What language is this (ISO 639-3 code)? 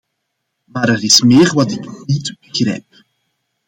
nld